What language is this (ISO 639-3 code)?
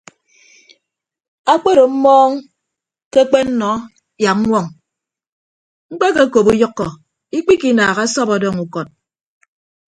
ibb